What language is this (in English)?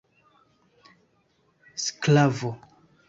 Esperanto